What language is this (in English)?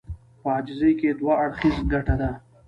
Pashto